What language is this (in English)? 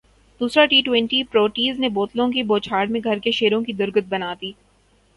Urdu